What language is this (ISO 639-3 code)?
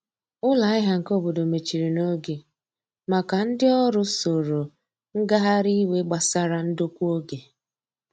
ibo